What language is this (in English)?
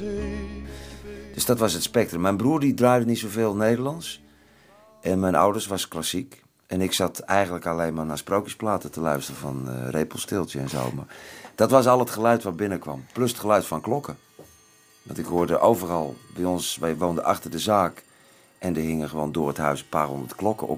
Dutch